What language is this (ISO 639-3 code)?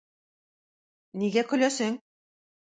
tat